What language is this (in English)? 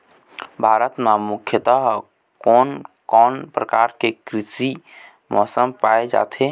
Chhattisgarhi